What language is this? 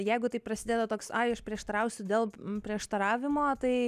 Lithuanian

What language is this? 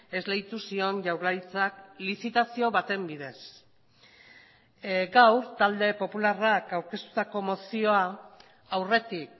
Basque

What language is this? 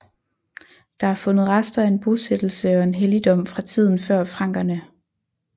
Danish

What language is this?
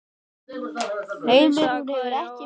Icelandic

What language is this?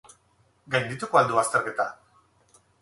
Basque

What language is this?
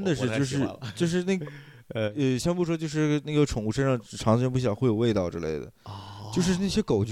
Chinese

